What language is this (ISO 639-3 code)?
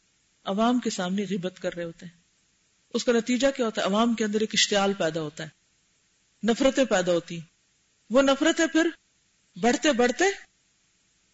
urd